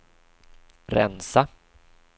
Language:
Swedish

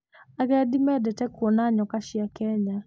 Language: Kikuyu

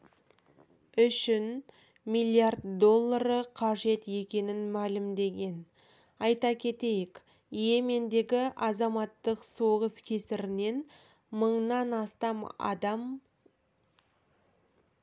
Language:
Kazakh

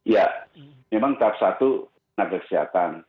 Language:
Indonesian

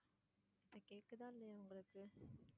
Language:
Tamil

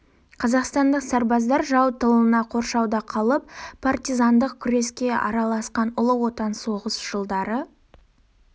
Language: Kazakh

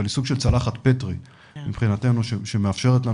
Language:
Hebrew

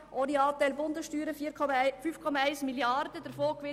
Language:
Swiss German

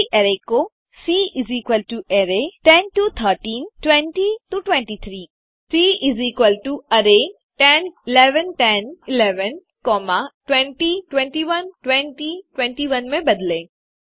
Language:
Hindi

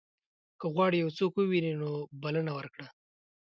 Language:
Pashto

